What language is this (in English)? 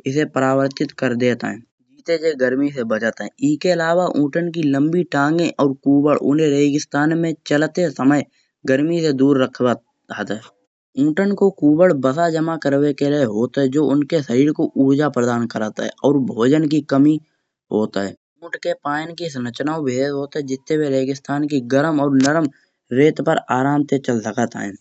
Kanauji